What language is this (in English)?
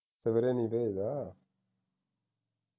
Punjabi